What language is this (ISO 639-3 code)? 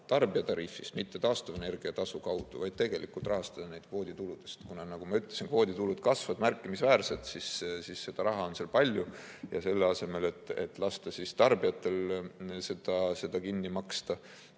est